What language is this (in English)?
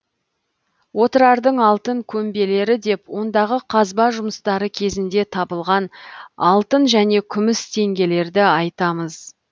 Kazakh